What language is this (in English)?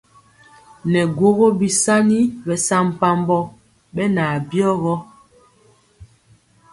Mpiemo